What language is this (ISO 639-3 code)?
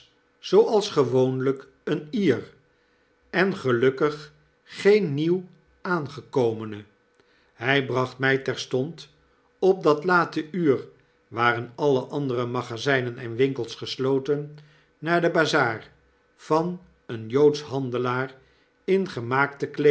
nld